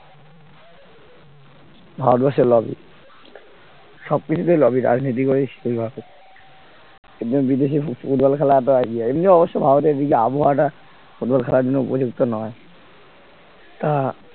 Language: Bangla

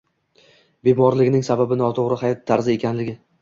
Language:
Uzbek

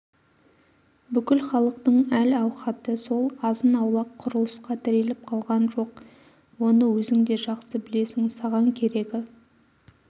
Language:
Kazakh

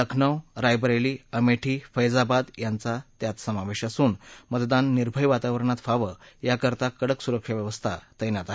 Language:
Marathi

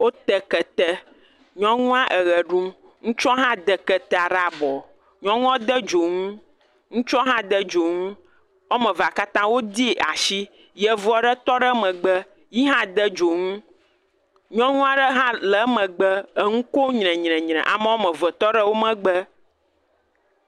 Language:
Ewe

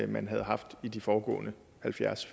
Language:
Danish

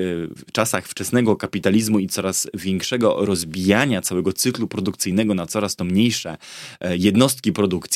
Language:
Polish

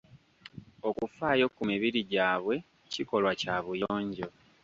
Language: Ganda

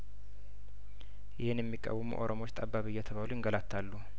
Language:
Amharic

